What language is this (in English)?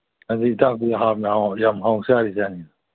Manipuri